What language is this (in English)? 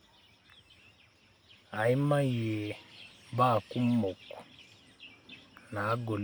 Masai